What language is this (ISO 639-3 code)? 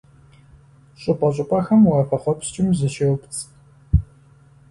kbd